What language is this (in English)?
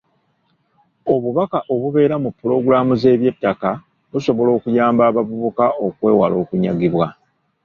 Ganda